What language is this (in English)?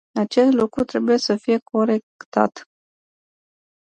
Romanian